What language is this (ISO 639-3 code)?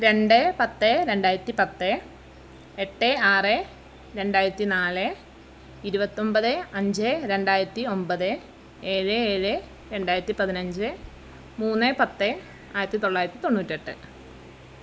mal